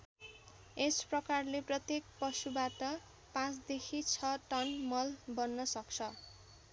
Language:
Nepali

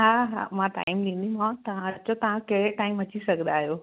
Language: Sindhi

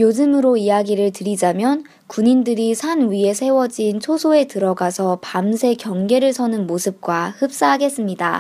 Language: Korean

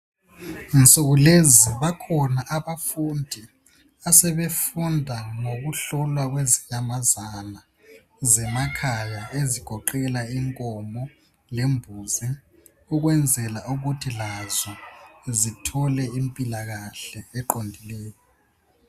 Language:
North Ndebele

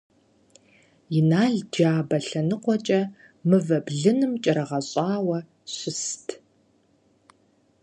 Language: Kabardian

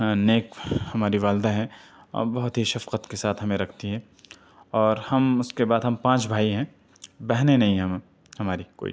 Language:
Urdu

